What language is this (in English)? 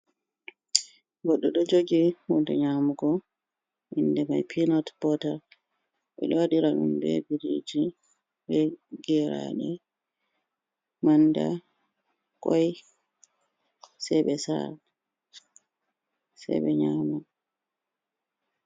Fula